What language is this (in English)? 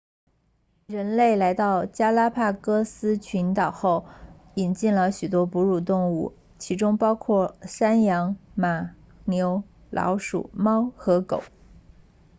Chinese